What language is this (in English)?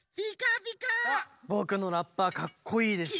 Japanese